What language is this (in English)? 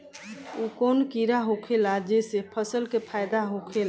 Bhojpuri